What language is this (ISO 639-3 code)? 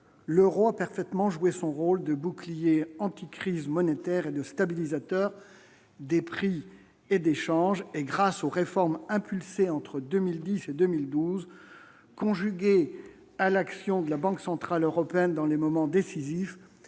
fra